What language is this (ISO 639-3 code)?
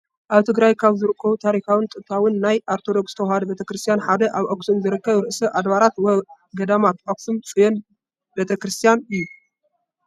tir